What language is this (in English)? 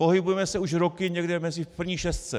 Czech